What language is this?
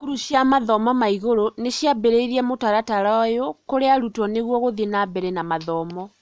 Kikuyu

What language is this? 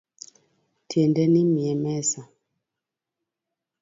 Luo (Kenya and Tanzania)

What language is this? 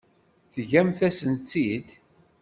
Kabyle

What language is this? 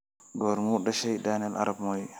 Somali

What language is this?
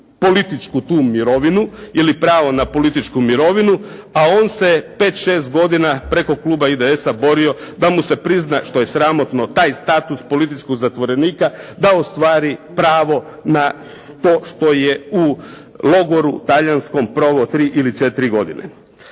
Croatian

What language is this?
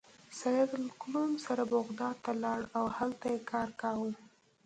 Pashto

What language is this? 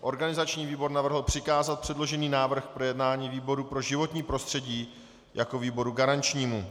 Czech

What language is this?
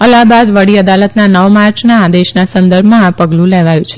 Gujarati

